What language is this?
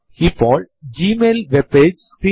Malayalam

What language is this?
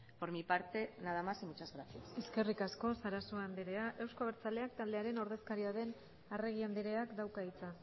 Basque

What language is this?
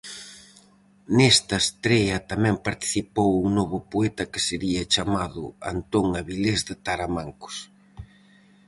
Galician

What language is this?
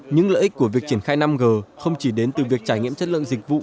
Vietnamese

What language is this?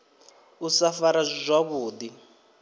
Venda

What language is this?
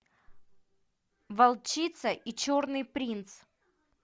Russian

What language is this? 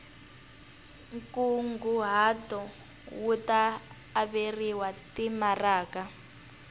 Tsonga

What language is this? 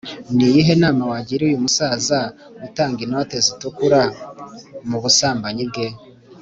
Kinyarwanda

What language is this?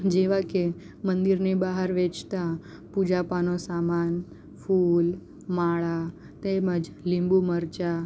Gujarati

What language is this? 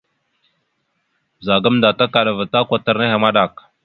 Mada (Cameroon)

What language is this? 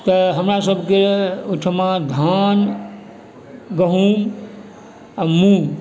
Maithili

